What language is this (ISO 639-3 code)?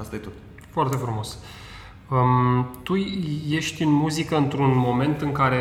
ron